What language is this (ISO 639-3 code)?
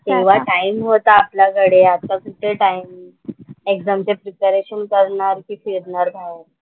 mar